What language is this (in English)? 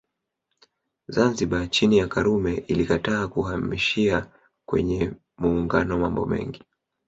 Swahili